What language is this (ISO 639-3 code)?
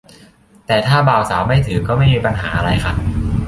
tha